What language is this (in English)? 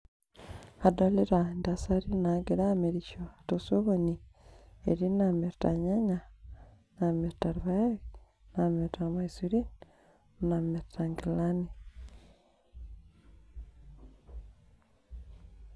Masai